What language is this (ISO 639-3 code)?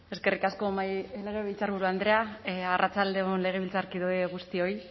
eus